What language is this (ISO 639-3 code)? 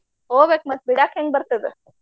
kan